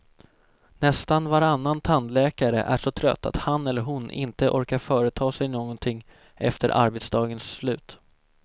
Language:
Swedish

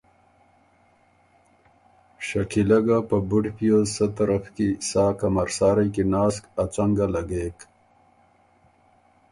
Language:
Ormuri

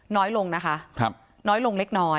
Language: Thai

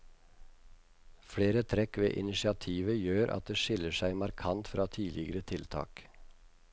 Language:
Norwegian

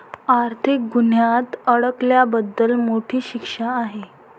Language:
Marathi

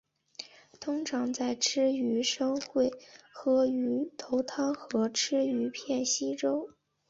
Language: Chinese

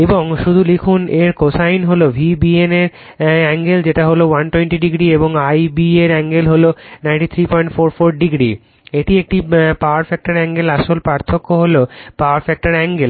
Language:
Bangla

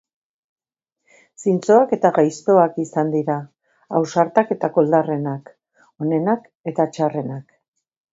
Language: Basque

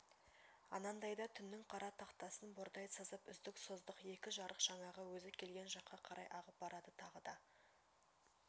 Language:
Kazakh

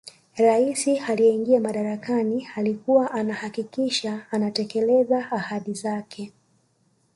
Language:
Swahili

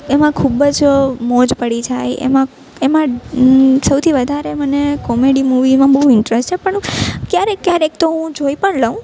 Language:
Gujarati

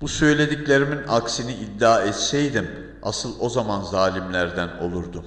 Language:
Turkish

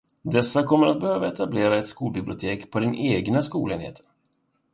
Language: Swedish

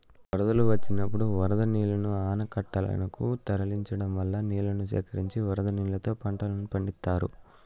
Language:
Telugu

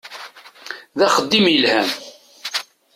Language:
Kabyle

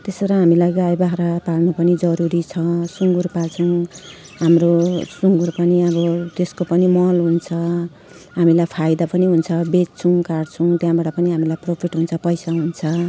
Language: Nepali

